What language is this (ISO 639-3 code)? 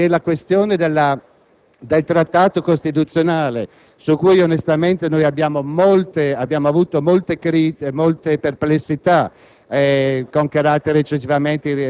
ita